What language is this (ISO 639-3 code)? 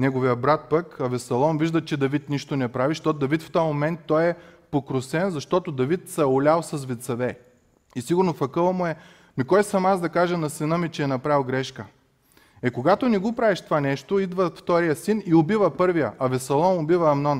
bul